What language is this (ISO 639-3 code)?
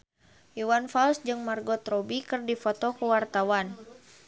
sun